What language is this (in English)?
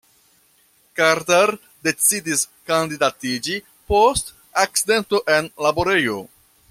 Esperanto